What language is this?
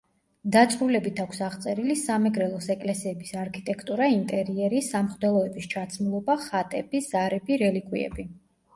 Georgian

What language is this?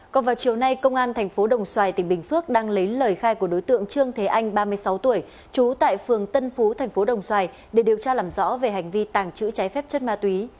Vietnamese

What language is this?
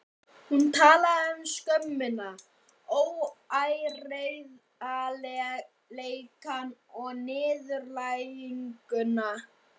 Icelandic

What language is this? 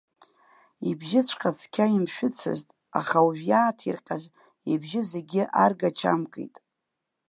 Abkhazian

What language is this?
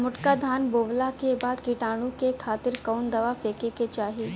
Bhojpuri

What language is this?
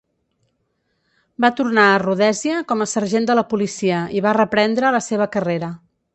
Catalan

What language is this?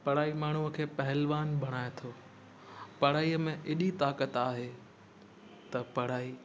Sindhi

